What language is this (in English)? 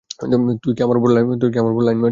Bangla